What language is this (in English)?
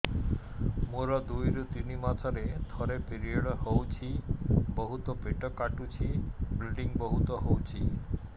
Odia